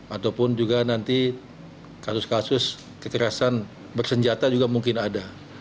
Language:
Indonesian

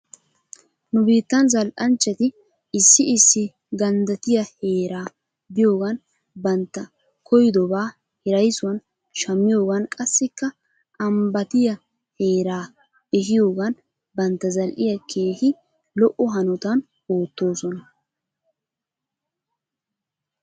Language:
Wolaytta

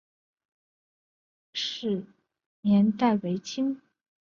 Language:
Chinese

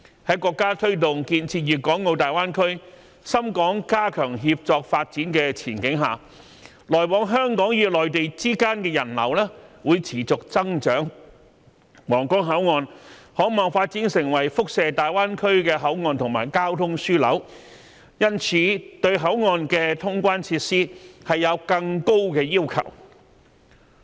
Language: Cantonese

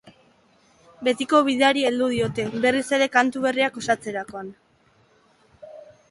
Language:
Basque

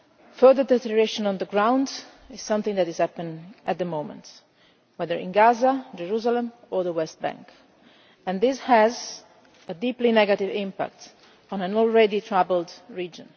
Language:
English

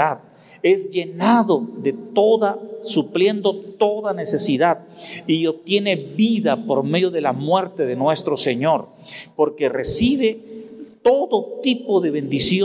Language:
Spanish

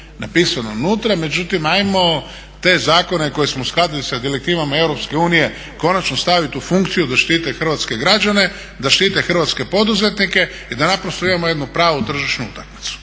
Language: Croatian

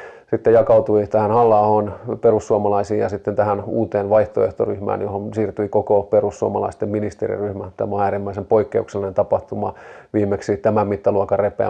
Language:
Finnish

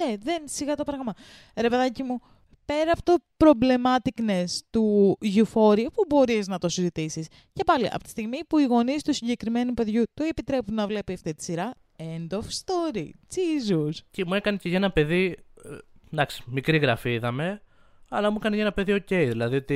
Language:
Greek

